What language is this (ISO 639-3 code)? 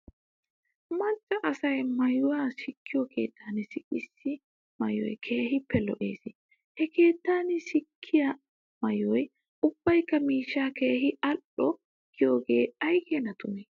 wal